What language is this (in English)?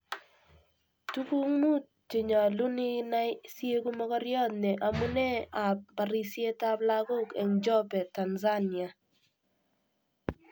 Kalenjin